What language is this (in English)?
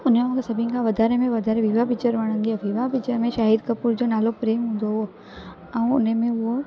Sindhi